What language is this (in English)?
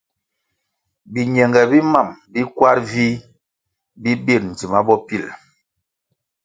Kwasio